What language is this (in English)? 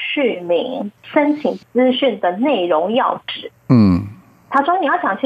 Chinese